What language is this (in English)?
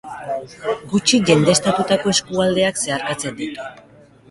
Basque